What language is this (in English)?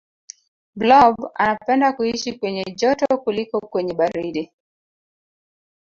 Swahili